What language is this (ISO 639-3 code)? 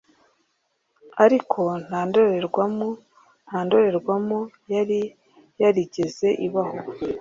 kin